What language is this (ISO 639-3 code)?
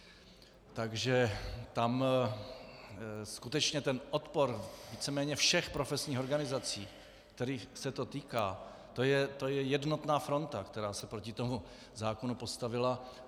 ces